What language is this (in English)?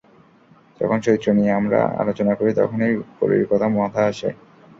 Bangla